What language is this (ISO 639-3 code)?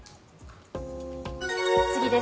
jpn